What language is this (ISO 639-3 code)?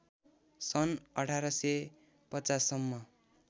nep